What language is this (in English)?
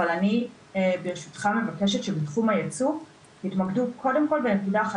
Hebrew